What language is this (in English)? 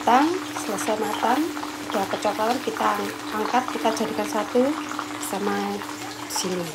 Indonesian